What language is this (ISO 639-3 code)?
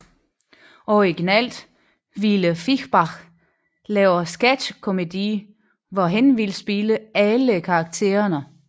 dan